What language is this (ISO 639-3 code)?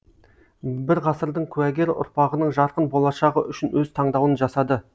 kaz